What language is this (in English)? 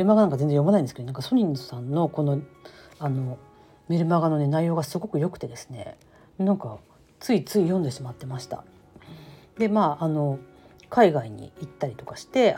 Japanese